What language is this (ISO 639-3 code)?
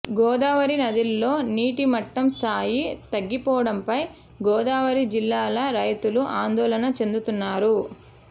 tel